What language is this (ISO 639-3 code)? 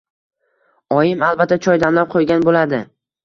uzb